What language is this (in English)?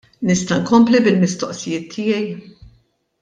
Maltese